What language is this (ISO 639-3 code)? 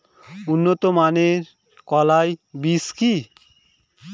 ben